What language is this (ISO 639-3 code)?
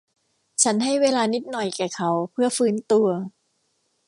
tha